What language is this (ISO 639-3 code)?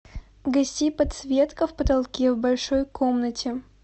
rus